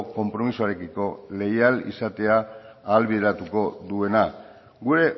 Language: Basque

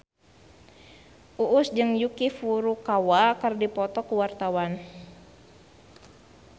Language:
Sundanese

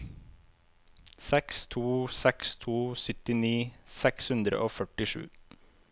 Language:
Norwegian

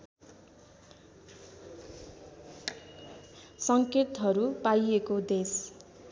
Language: Nepali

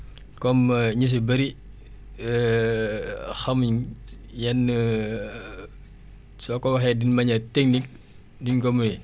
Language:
Wolof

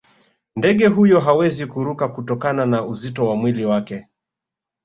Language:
Swahili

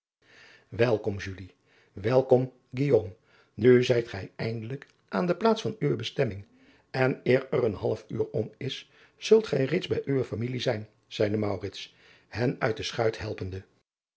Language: Dutch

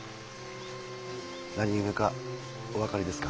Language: Japanese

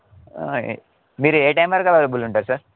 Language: Telugu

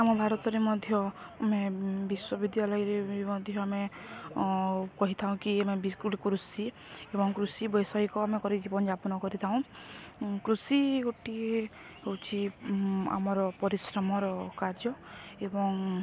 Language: Odia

